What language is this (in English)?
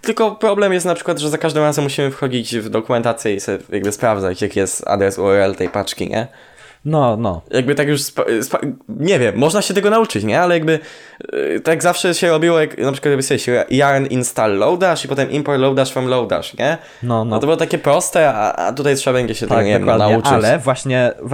Polish